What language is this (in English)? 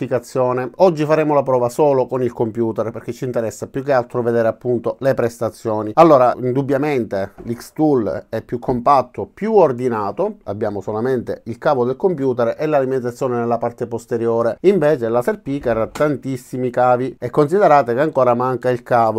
Italian